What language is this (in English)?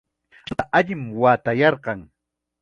Chiquián Ancash Quechua